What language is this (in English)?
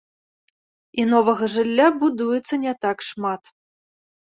Belarusian